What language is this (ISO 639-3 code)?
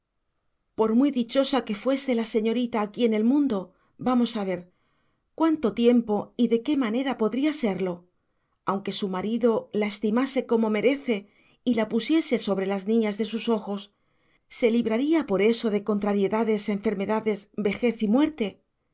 spa